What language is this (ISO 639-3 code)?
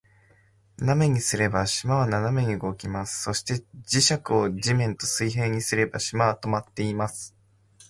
jpn